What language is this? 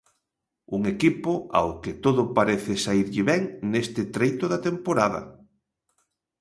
Galician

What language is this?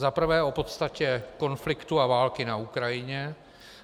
Czech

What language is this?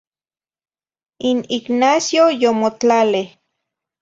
Zacatlán-Ahuacatlán-Tepetzintla Nahuatl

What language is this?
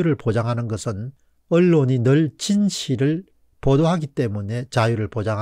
Korean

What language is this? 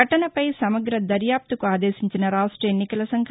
Telugu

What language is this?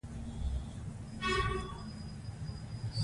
Pashto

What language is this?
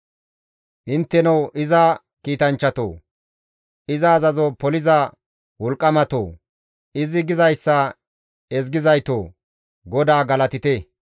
Gamo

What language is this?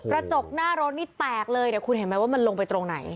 Thai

